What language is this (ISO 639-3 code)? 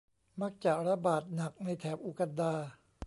tha